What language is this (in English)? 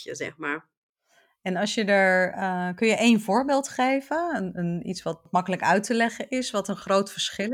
Dutch